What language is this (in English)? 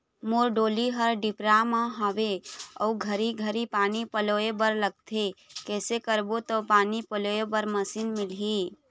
Chhattisgarhi